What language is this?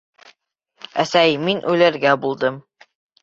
Bashkir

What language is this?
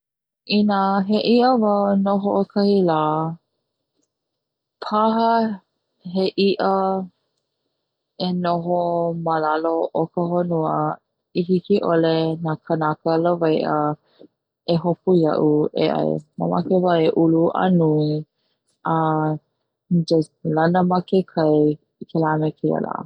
Hawaiian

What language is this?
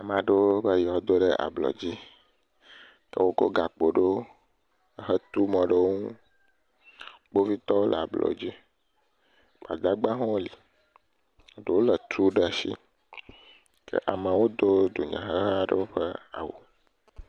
Ewe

